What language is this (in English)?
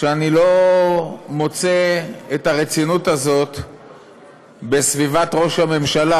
Hebrew